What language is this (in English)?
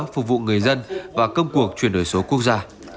Vietnamese